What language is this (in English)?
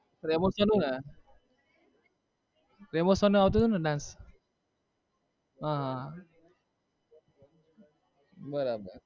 Gujarati